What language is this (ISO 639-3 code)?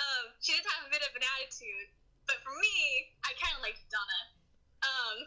eng